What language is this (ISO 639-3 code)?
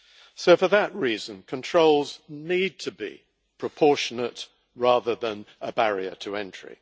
eng